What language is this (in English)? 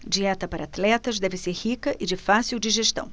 Portuguese